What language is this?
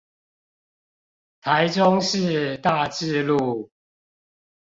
Chinese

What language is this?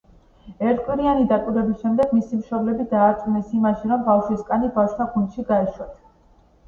Georgian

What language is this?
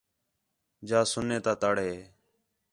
Khetrani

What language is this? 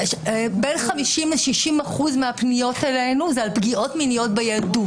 Hebrew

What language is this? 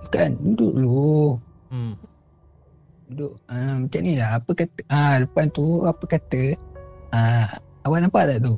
Malay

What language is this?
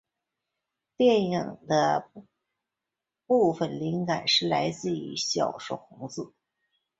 Chinese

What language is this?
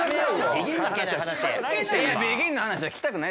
Japanese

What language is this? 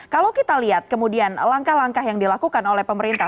Indonesian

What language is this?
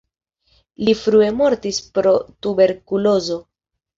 Esperanto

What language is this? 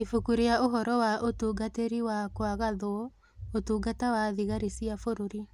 Kikuyu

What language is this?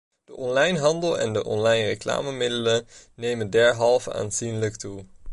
Dutch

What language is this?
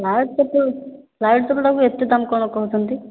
Odia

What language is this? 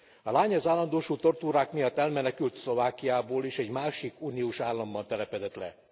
Hungarian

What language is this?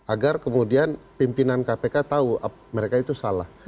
Indonesian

